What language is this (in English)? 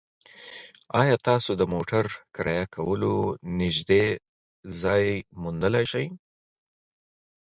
Pashto